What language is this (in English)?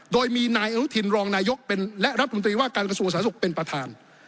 Thai